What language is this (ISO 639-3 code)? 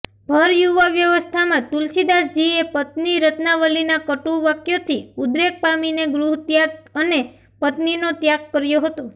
guj